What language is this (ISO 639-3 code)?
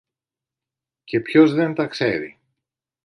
ell